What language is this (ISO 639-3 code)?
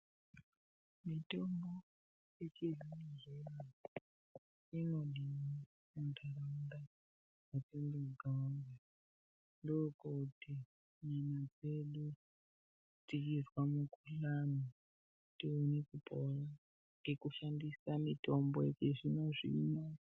ndc